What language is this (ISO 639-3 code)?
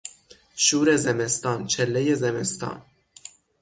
fas